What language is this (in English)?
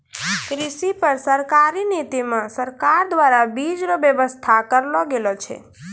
Maithili